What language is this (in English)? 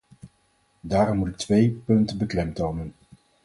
Dutch